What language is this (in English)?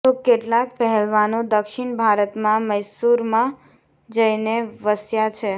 Gujarati